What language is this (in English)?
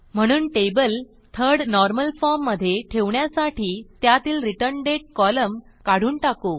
Marathi